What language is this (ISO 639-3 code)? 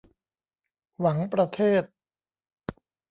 tha